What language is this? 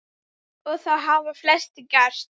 Icelandic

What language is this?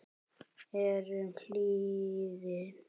Icelandic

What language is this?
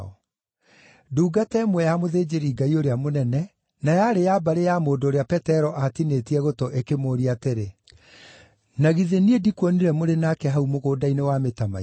Kikuyu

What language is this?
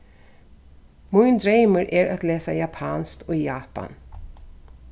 Faroese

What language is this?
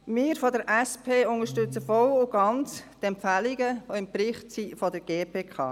Swiss German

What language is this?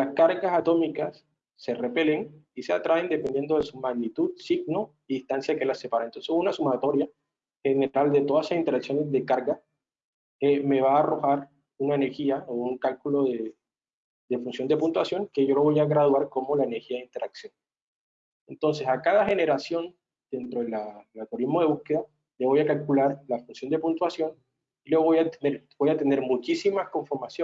Spanish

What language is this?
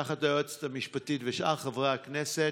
Hebrew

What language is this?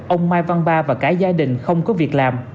Vietnamese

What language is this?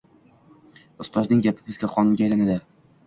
Uzbek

